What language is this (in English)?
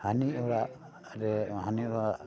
Santali